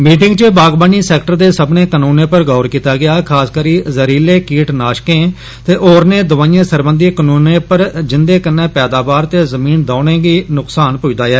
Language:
Dogri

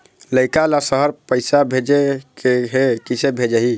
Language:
Chhattisgarhi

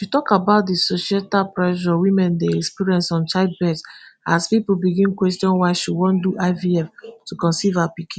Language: Nigerian Pidgin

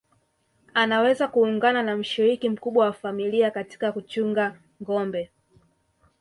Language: Swahili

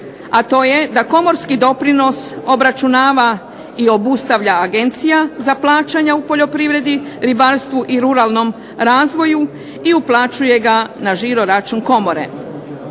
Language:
Croatian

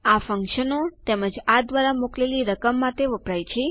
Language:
Gujarati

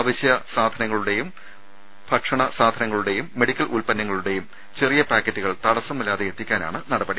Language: Malayalam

